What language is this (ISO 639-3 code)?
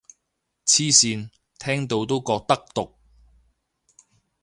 yue